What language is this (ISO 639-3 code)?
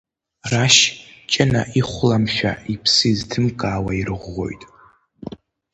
abk